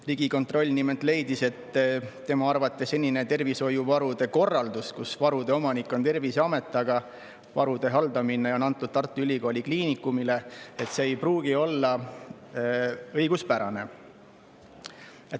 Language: Estonian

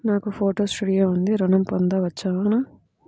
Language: Telugu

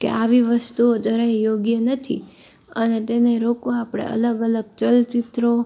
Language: Gujarati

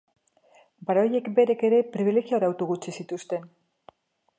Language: Basque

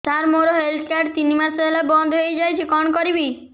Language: Odia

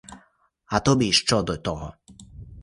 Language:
Ukrainian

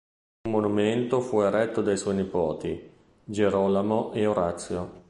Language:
Italian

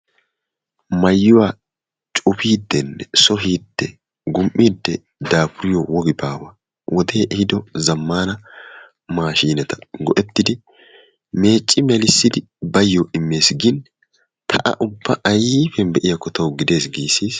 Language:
Wolaytta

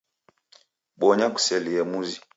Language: Taita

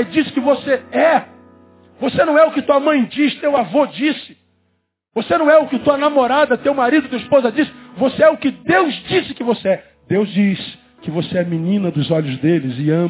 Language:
Portuguese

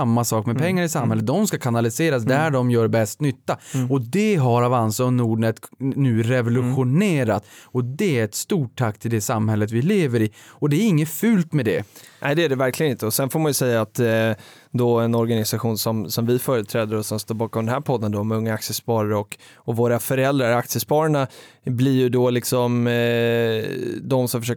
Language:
Swedish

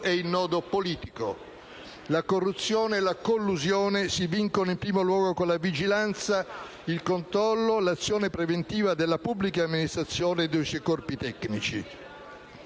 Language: Italian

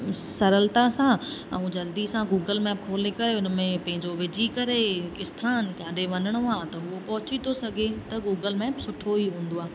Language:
Sindhi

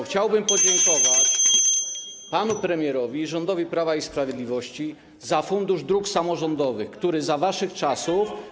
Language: Polish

